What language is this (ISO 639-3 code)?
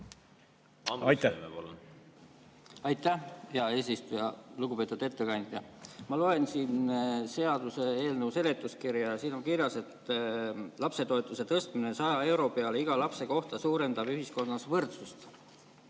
est